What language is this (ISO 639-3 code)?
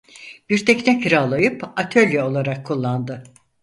tur